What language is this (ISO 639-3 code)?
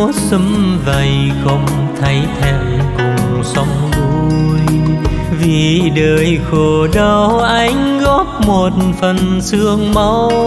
vie